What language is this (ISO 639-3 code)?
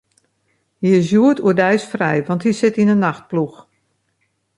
fry